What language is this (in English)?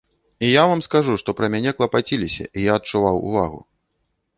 Belarusian